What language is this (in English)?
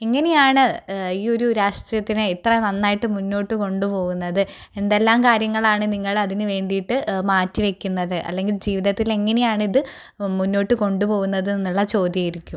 Malayalam